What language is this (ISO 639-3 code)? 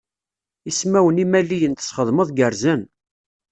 kab